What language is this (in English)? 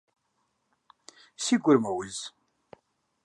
Kabardian